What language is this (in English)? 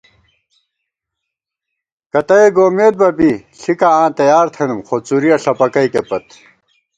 Gawar-Bati